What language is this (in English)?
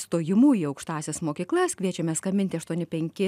Lithuanian